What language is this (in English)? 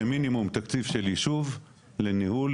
Hebrew